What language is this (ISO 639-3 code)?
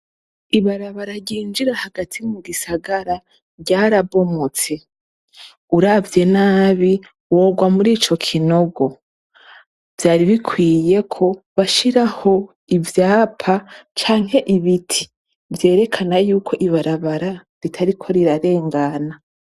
run